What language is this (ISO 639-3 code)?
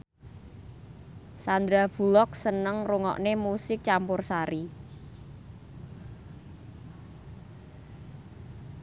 jav